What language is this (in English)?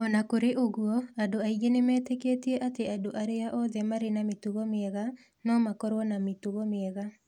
Kikuyu